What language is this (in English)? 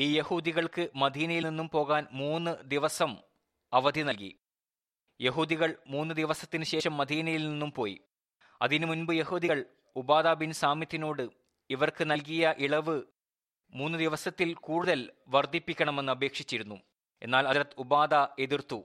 Malayalam